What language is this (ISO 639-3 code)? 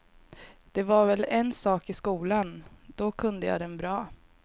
swe